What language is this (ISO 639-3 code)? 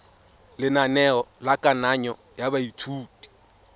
tsn